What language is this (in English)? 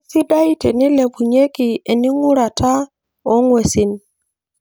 Masai